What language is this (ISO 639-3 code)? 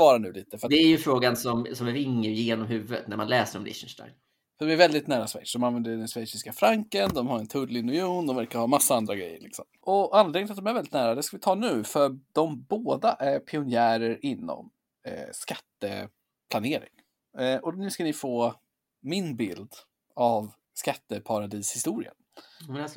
swe